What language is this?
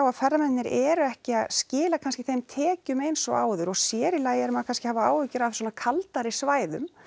Icelandic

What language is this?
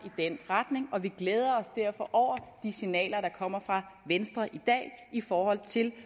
Danish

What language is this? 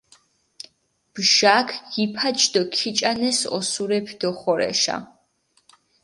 Mingrelian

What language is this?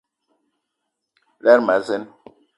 Eton (Cameroon)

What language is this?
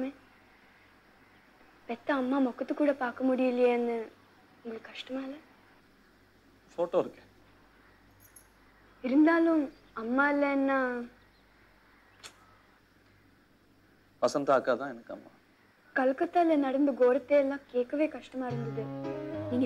Tamil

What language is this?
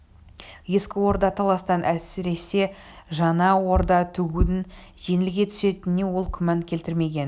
Kazakh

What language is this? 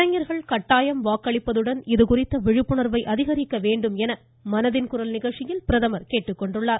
Tamil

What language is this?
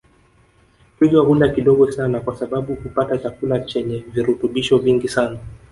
Swahili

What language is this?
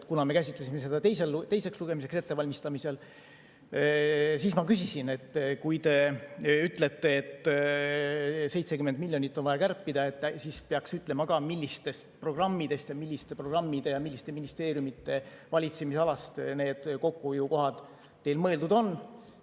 Estonian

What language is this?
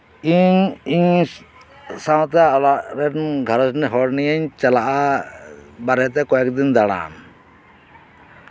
Santali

